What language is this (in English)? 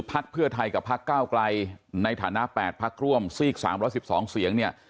Thai